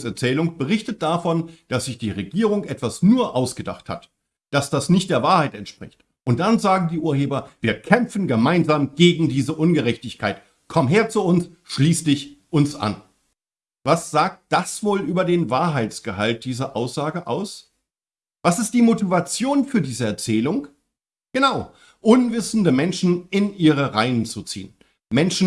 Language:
German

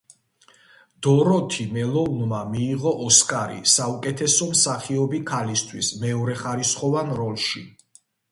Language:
Georgian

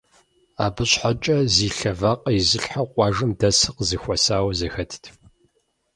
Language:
Kabardian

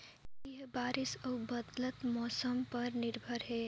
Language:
Chhattisgarhi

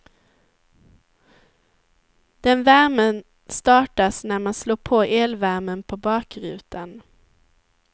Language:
Swedish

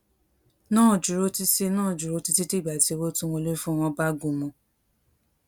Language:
Yoruba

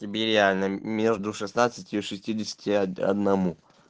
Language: Russian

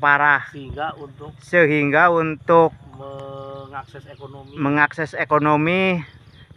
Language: Indonesian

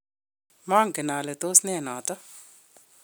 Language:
Kalenjin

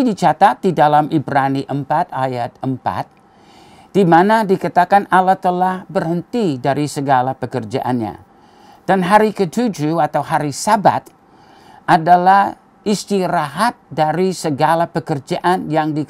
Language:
Indonesian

